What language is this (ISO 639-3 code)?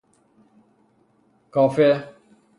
fas